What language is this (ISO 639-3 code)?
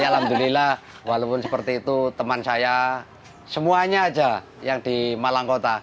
ind